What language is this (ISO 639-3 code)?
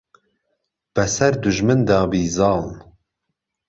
ckb